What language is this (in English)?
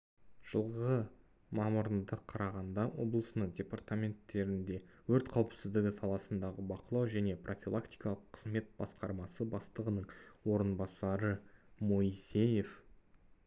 Kazakh